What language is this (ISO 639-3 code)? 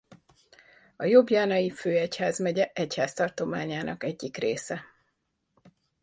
hun